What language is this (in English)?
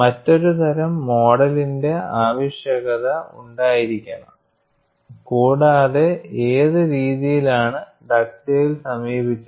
Malayalam